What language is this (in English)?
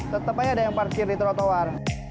Indonesian